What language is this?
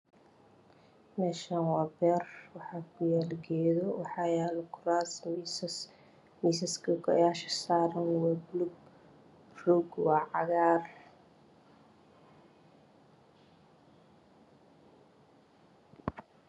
Somali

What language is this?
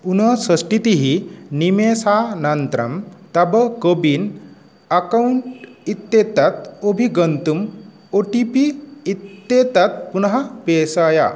Sanskrit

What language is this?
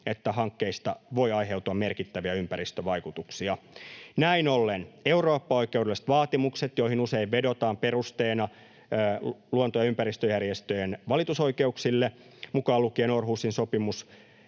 Finnish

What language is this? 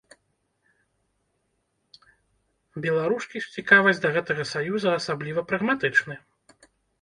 Belarusian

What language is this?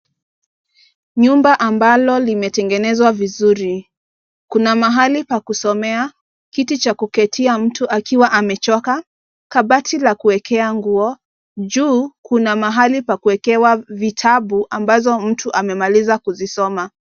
Swahili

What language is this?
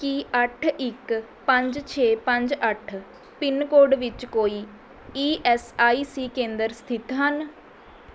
Punjabi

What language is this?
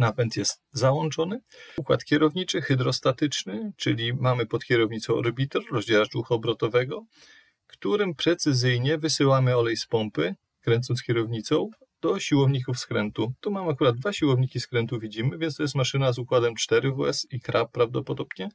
Polish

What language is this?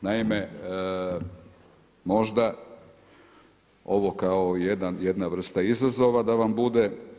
Croatian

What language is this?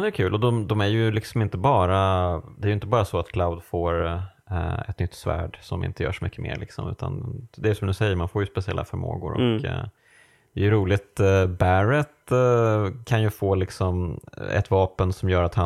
Swedish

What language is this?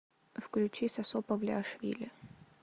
Russian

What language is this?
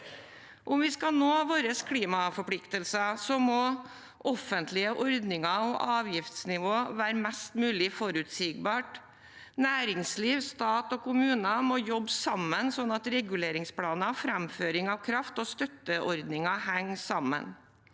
Norwegian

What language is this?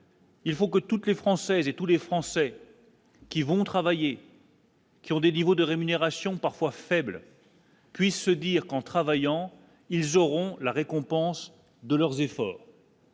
French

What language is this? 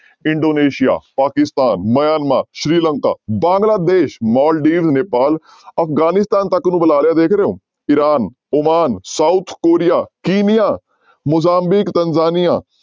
Punjabi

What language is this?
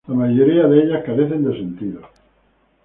Spanish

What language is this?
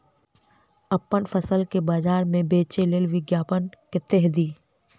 Maithili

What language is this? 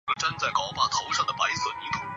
Chinese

